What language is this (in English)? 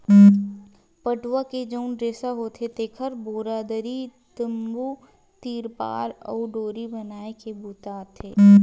Chhattisgarhi